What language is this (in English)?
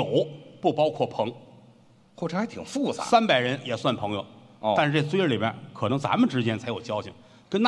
Chinese